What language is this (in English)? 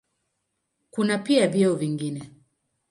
Swahili